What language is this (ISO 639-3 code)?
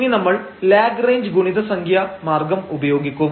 mal